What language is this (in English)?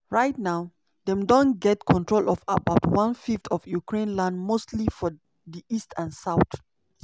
Nigerian Pidgin